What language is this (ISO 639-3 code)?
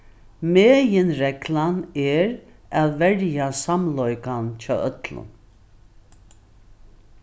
fao